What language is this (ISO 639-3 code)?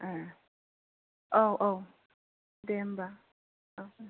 brx